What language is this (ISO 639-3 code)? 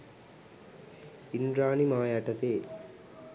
sin